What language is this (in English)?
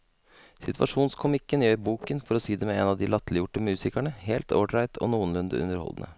Norwegian